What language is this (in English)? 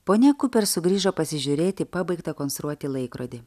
Lithuanian